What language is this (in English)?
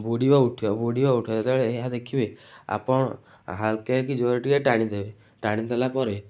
Odia